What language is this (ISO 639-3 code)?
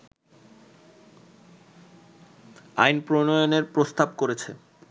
ben